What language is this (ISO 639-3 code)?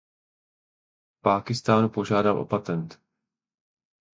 ces